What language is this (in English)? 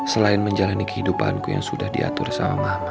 Indonesian